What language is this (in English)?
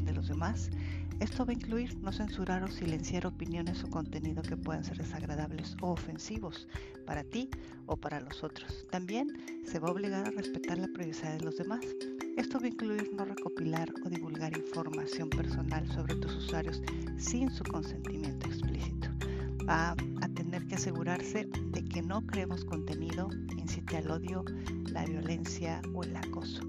Spanish